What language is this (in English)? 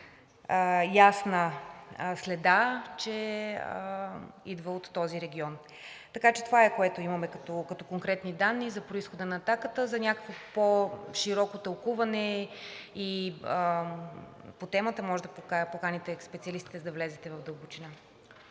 Bulgarian